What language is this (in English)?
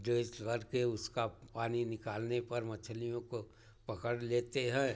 Hindi